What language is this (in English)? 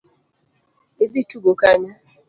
Luo (Kenya and Tanzania)